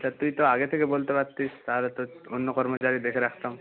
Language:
Bangla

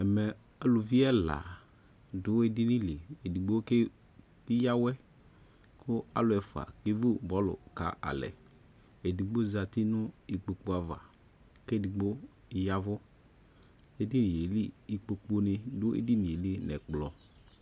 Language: Ikposo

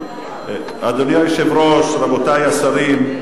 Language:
Hebrew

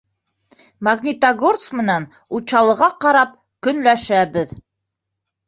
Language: Bashkir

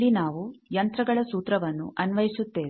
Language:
Kannada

